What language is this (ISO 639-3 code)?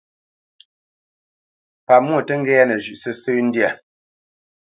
bce